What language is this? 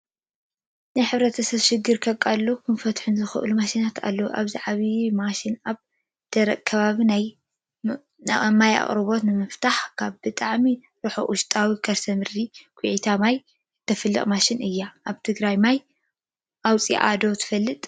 Tigrinya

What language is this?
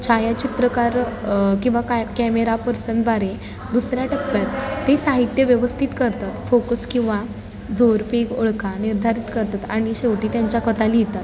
Marathi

